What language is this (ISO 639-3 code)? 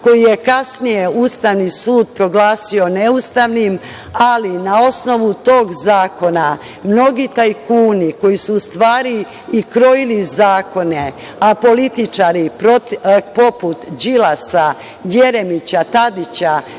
srp